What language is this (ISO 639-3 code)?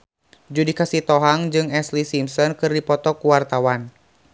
sun